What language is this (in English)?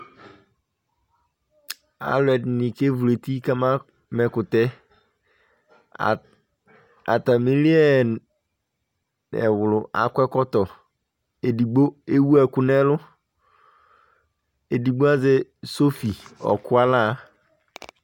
Ikposo